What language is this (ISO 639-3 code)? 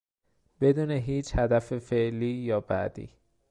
fas